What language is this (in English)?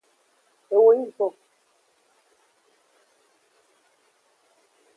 Aja (Benin)